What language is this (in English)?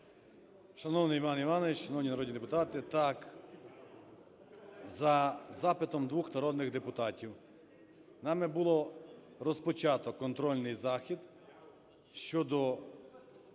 Ukrainian